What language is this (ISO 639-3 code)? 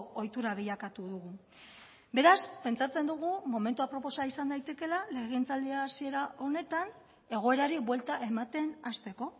eus